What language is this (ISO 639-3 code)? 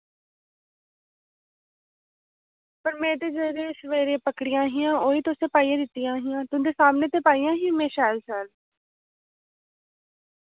doi